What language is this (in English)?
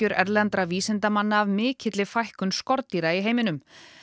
Icelandic